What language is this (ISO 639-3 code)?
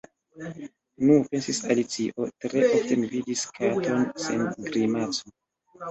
epo